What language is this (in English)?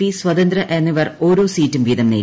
Malayalam